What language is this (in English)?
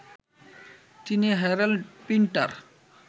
Bangla